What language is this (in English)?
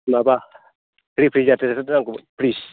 Bodo